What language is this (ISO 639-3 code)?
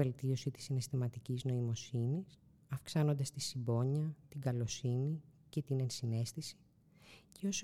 ell